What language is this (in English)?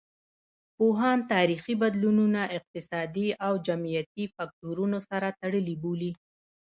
Pashto